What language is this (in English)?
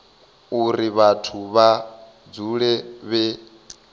Venda